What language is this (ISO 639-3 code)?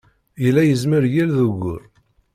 kab